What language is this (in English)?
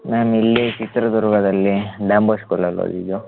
Kannada